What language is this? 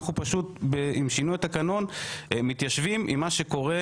Hebrew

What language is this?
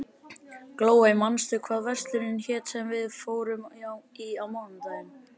Icelandic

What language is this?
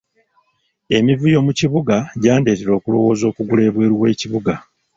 Ganda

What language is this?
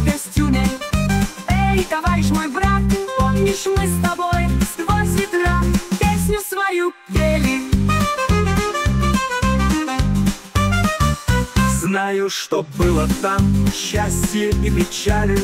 Russian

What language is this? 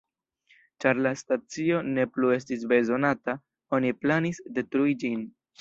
Esperanto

